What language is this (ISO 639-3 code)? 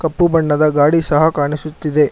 kan